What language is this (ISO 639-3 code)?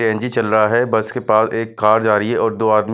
hin